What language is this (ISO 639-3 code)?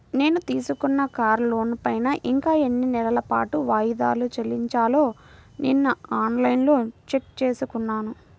tel